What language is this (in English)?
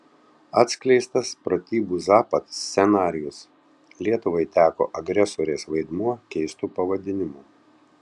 Lithuanian